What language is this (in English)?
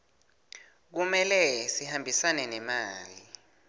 Swati